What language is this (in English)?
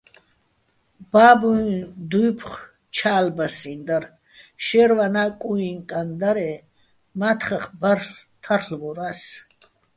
Bats